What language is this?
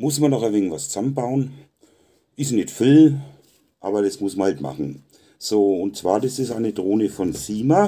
German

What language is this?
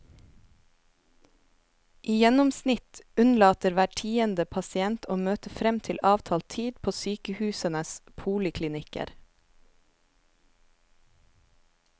Norwegian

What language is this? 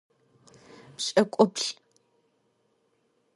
Adyghe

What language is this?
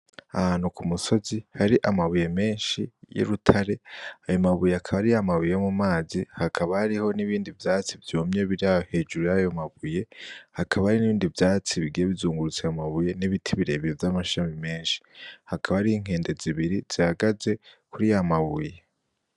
Rundi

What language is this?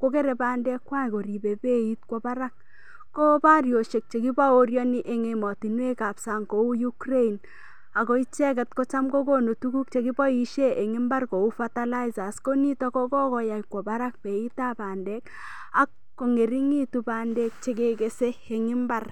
Kalenjin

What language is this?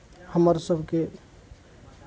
Maithili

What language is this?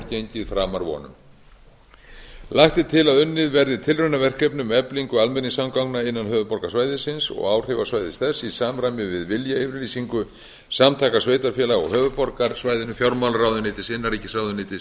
Icelandic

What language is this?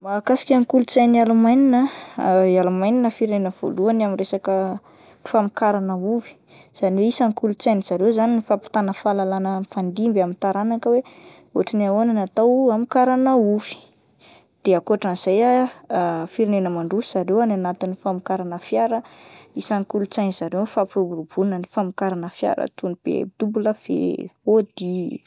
Malagasy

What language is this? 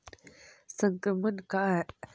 Magahi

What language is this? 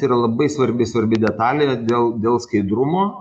Lithuanian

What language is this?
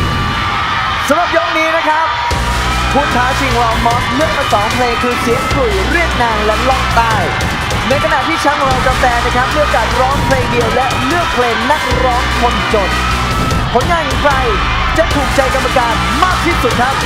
Thai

